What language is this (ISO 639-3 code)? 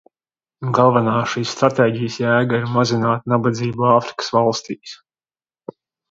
lav